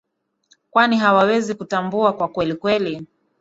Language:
Swahili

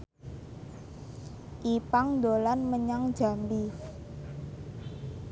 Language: Javanese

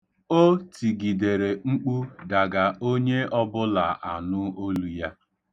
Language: Igbo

